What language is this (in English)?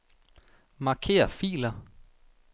Danish